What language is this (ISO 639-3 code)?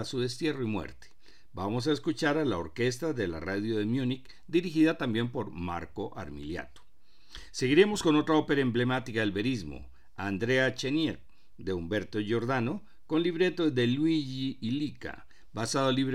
spa